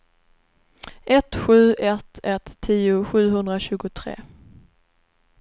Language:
Swedish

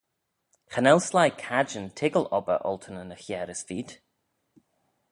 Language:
Manx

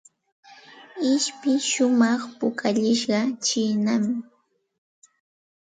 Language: Santa Ana de Tusi Pasco Quechua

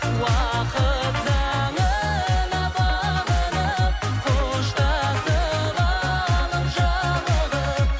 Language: Kazakh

